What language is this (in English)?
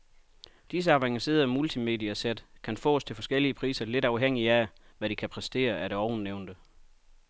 Danish